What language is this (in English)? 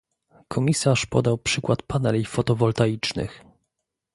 Polish